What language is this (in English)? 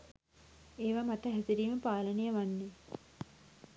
Sinhala